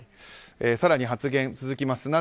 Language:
Japanese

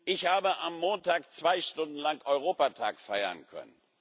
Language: German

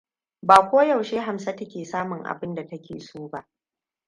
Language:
Hausa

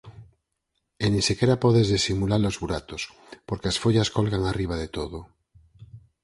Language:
Galician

